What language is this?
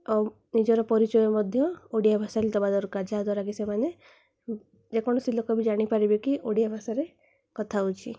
Odia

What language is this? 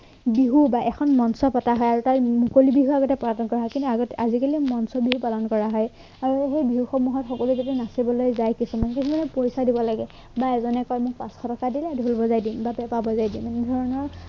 Assamese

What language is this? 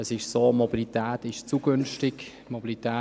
Swiss German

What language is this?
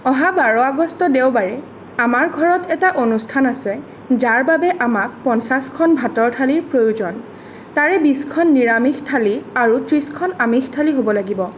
Assamese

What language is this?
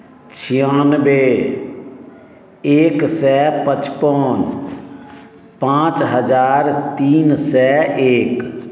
Maithili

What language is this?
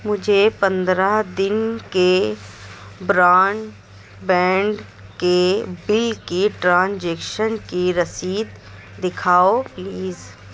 Urdu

